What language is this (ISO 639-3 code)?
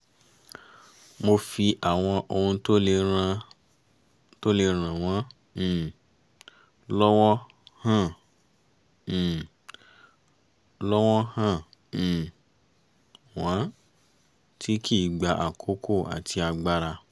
yor